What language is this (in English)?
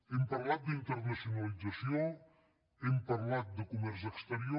Catalan